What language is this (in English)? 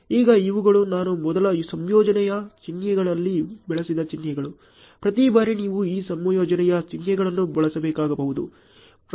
Kannada